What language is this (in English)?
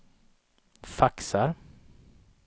Swedish